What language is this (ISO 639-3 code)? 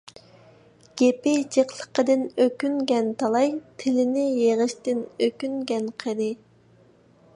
uig